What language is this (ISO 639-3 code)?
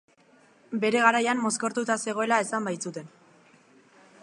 eus